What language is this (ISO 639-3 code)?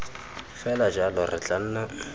tsn